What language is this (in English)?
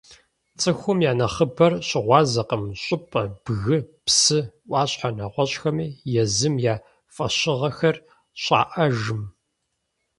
Kabardian